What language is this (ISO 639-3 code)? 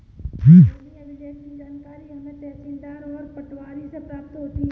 hin